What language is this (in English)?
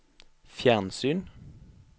Norwegian